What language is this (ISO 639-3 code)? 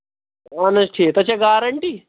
kas